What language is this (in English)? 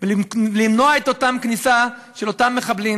Hebrew